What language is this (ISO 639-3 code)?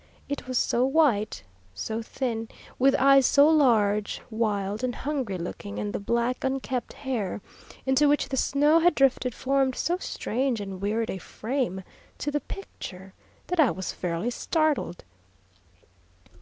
eng